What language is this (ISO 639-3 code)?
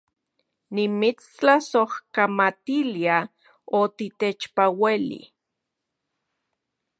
ncx